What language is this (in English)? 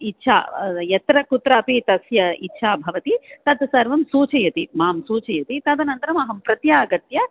Sanskrit